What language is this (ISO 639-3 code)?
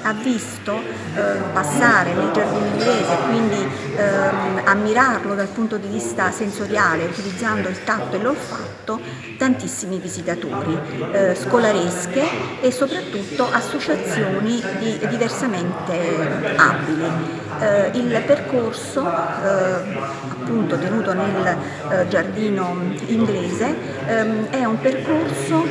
ita